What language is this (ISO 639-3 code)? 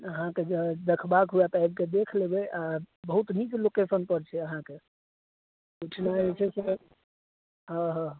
mai